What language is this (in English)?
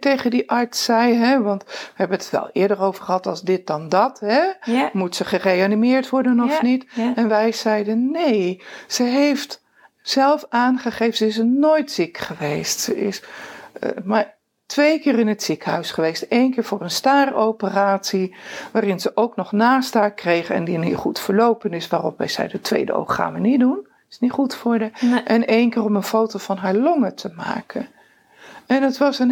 Dutch